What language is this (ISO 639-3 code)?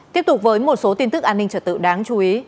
vie